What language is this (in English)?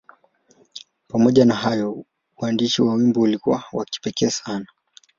Swahili